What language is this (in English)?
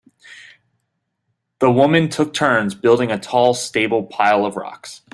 English